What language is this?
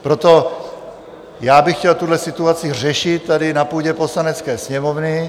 Czech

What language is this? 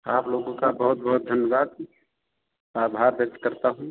Hindi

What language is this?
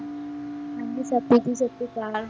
Punjabi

